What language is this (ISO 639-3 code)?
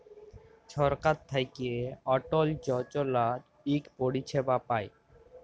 ben